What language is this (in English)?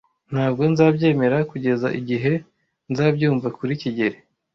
Kinyarwanda